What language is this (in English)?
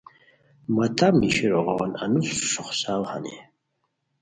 Khowar